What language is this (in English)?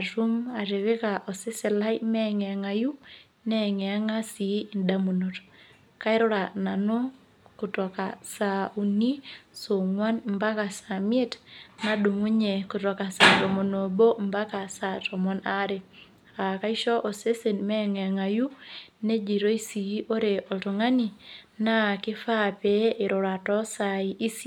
Masai